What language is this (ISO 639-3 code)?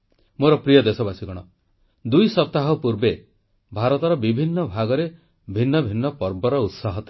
ori